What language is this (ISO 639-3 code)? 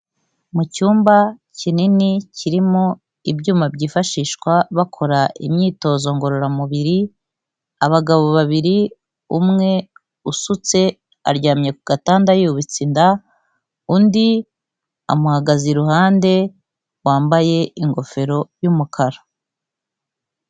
kin